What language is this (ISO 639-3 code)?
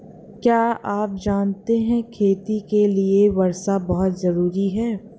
hin